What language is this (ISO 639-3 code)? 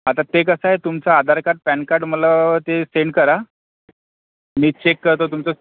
mar